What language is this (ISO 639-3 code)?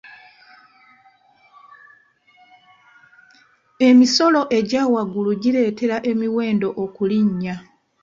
lug